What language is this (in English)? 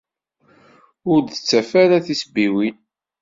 Kabyle